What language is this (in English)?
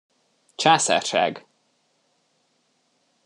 Hungarian